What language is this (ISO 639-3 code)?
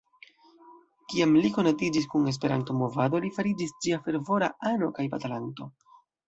epo